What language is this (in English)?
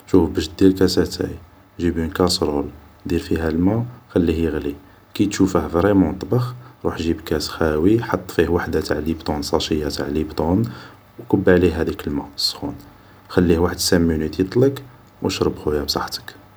Algerian Arabic